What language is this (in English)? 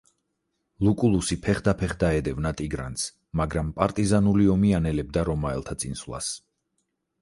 Georgian